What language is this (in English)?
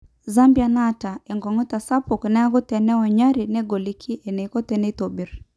Masai